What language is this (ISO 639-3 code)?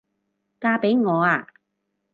yue